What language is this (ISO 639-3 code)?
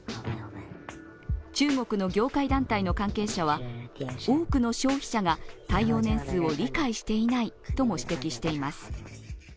jpn